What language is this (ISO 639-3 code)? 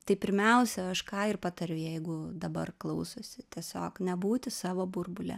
lit